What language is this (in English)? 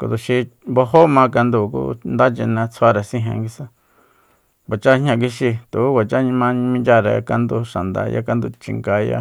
Soyaltepec Mazatec